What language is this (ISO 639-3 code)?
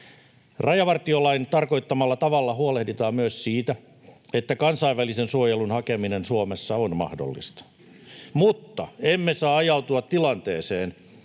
fin